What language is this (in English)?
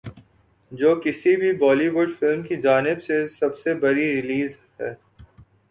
Urdu